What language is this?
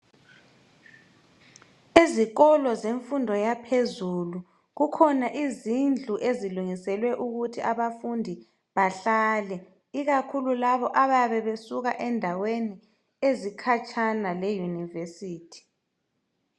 North Ndebele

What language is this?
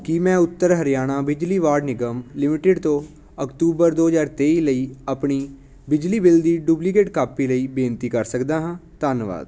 Punjabi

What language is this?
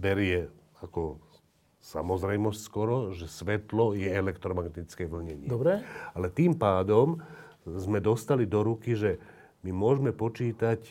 Slovak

